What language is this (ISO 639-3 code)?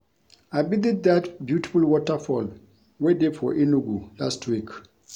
pcm